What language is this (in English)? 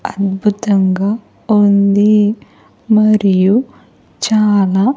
Telugu